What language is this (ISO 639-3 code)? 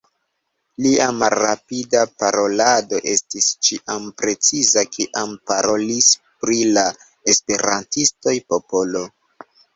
epo